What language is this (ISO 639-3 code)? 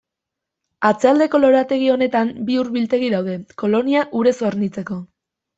eus